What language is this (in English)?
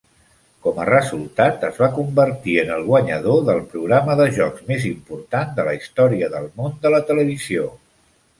Catalan